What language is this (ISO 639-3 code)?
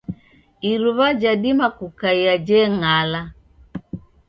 dav